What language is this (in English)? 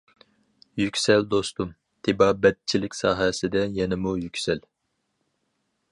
Uyghur